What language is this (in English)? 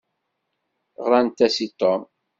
Kabyle